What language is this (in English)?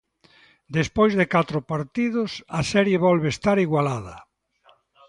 Galician